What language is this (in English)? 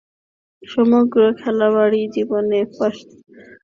Bangla